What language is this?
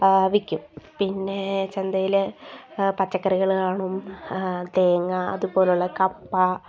Malayalam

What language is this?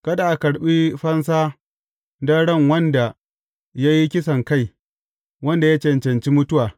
Hausa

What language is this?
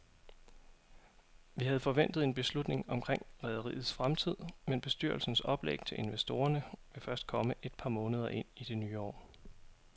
Danish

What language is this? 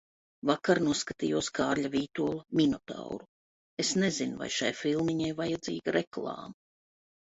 Latvian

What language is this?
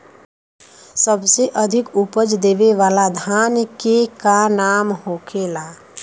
Bhojpuri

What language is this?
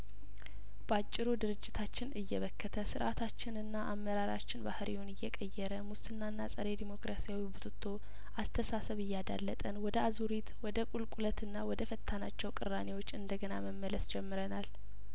Amharic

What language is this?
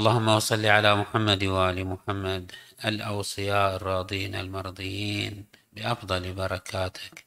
Arabic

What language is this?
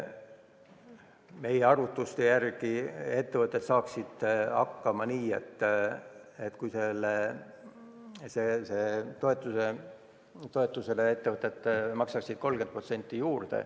Estonian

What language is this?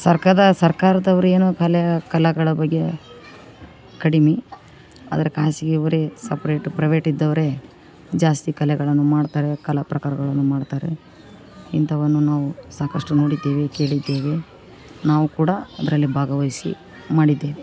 Kannada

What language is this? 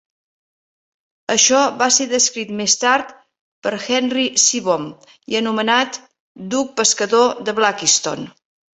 Catalan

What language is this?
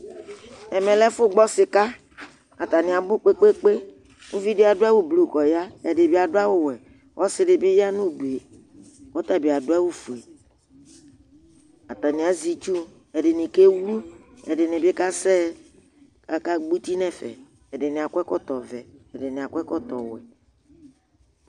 Ikposo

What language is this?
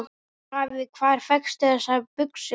Icelandic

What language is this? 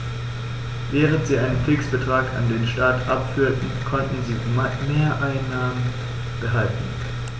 German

